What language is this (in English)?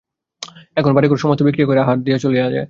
Bangla